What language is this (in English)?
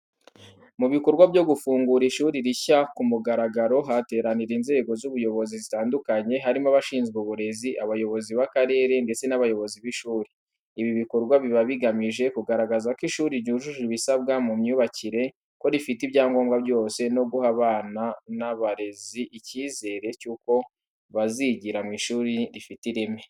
Kinyarwanda